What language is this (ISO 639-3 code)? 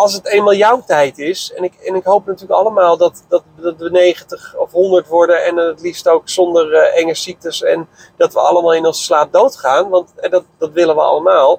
nld